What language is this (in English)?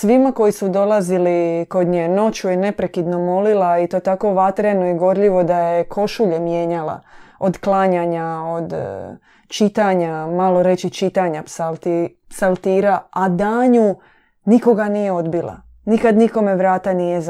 Croatian